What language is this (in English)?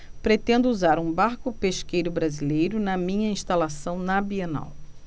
Portuguese